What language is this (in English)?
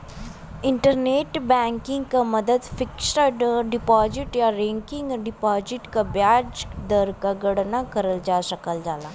Bhojpuri